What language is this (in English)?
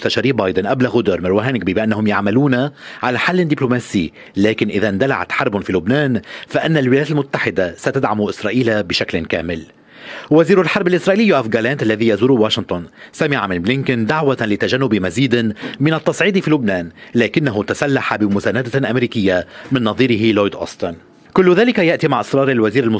Arabic